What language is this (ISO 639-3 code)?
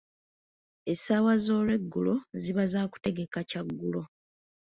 lug